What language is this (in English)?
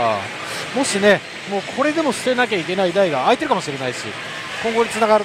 Japanese